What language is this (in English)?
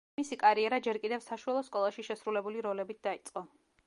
Georgian